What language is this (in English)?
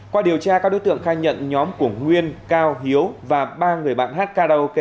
Vietnamese